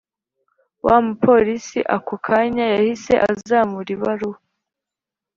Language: Kinyarwanda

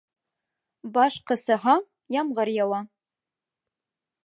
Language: Bashkir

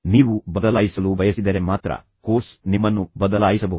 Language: Kannada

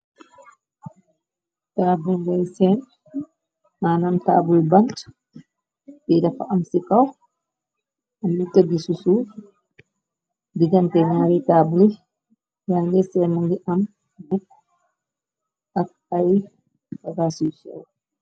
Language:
Wolof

